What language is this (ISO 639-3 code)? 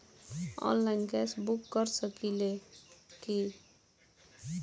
bho